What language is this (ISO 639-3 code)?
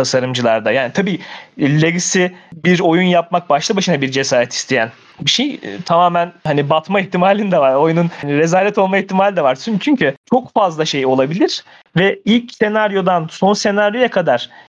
tur